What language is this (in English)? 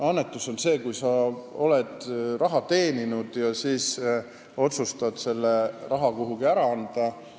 Estonian